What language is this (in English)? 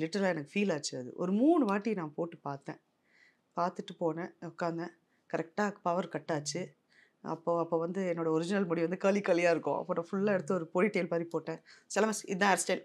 Tamil